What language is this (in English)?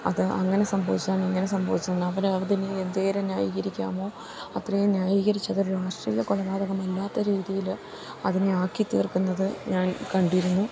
Malayalam